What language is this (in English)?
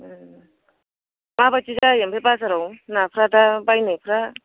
Bodo